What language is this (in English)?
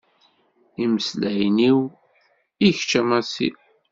Kabyle